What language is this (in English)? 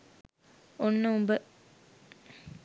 Sinhala